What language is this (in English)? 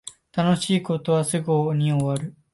Japanese